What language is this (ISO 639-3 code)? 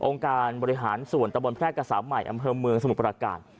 tha